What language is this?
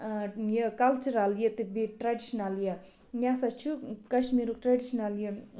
Kashmiri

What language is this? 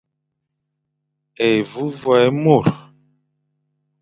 Fang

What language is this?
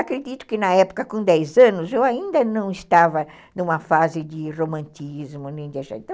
Portuguese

